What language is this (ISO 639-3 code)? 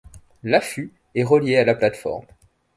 fra